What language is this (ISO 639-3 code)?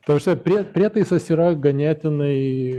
lit